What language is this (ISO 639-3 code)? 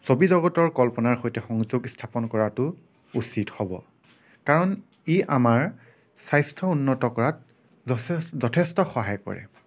asm